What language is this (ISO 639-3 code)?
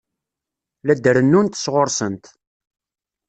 kab